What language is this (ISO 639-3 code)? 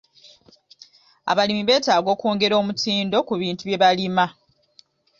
lug